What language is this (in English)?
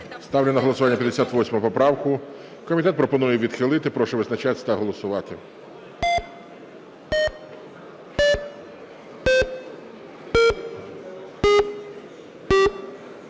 Ukrainian